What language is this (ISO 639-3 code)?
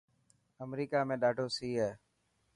mki